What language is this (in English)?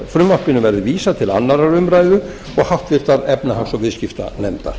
Icelandic